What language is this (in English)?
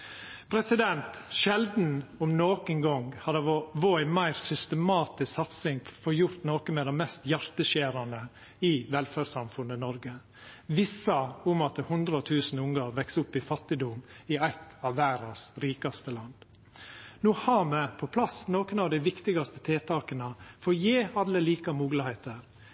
Norwegian Nynorsk